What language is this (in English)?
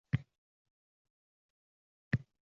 Uzbek